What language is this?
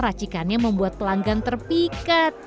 Indonesian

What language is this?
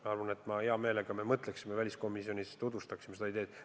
Estonian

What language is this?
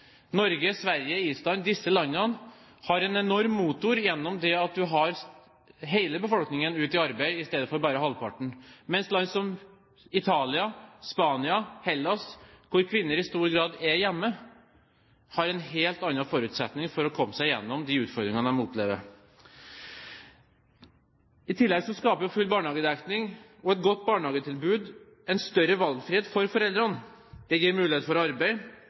Norwegian Bokmål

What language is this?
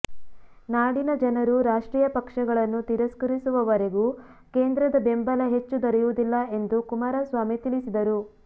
Kannada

